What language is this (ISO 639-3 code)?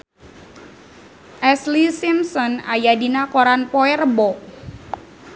sun